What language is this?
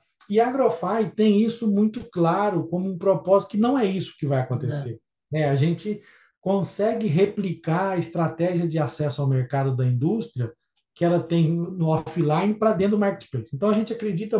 Portuguese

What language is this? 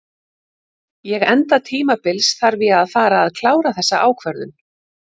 Icelandic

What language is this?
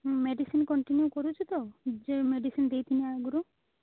Odia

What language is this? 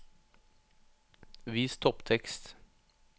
Norwegian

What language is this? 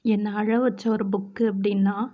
Tamil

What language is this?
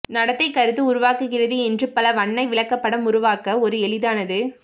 Tamil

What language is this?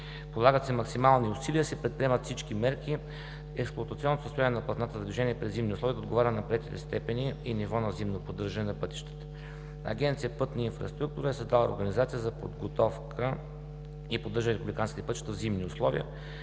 Bulgarian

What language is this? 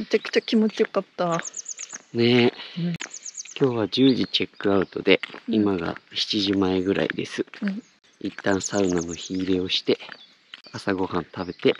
Japanese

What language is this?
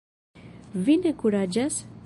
Esperanto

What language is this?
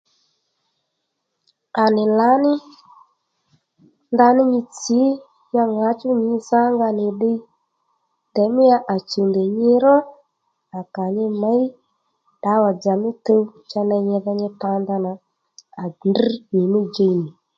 Lendu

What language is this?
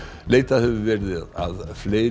Icelandic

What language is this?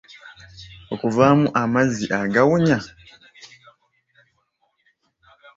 Ganda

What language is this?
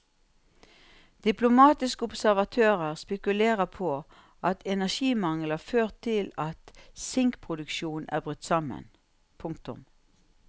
Norwegian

